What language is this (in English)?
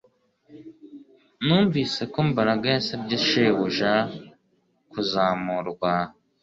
Kinyarwanda